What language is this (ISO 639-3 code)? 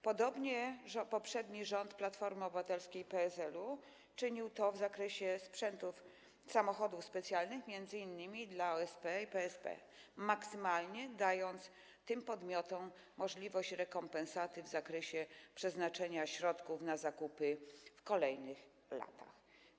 pol